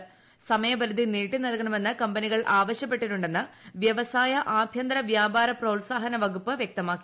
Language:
Malayalam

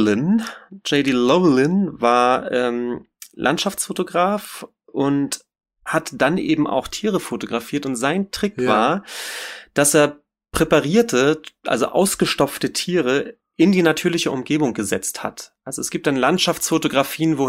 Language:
German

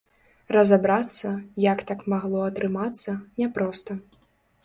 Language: Belarusian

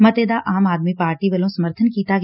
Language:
Punjabi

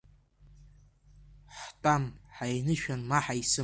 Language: Abkhazian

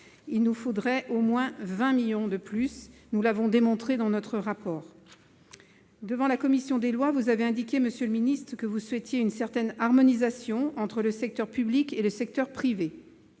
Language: French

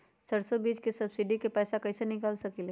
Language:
Magahi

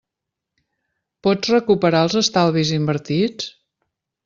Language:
Catalan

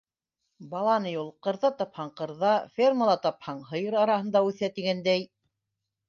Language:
Bashkir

